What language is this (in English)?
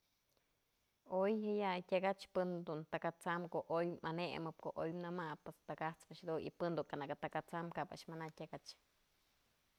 Mazatlán Mixe